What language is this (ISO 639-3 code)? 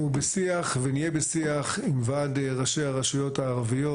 heb